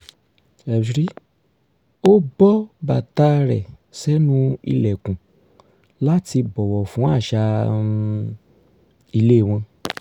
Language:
Yoruba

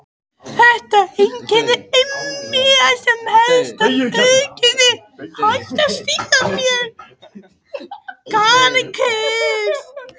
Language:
Icelandic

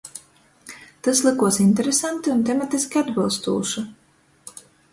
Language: Latgalian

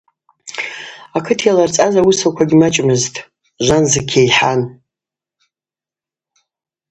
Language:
Abaza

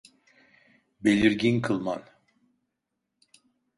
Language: Turkish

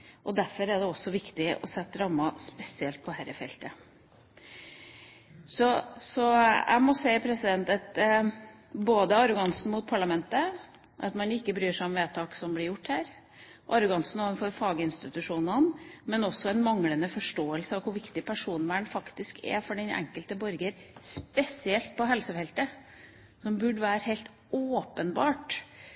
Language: Norwegian Bokmål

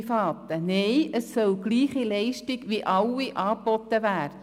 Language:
Swiss German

